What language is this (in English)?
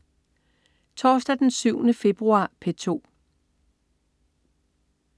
Danish